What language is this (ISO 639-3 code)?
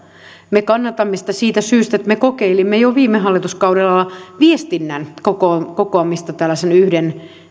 fin